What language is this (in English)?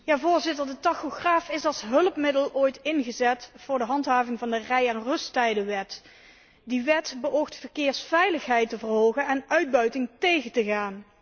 Dutch